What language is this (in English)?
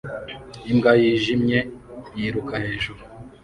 Kinyarwanda